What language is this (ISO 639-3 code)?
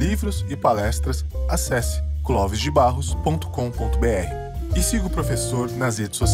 por